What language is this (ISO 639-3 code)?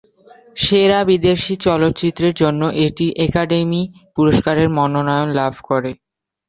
ben